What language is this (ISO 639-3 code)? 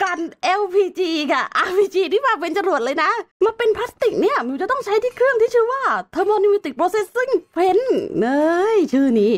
tha